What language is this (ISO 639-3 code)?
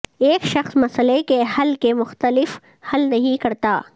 urd